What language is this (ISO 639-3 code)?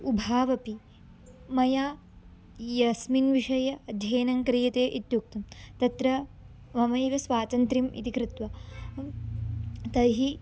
san